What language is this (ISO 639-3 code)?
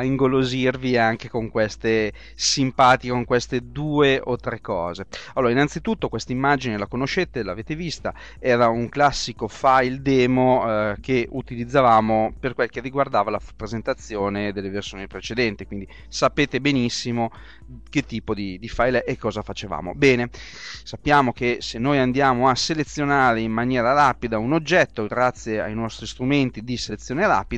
ita